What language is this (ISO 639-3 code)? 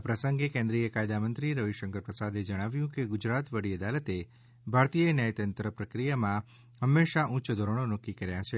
guj